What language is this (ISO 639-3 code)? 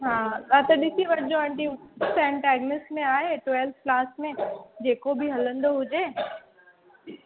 snd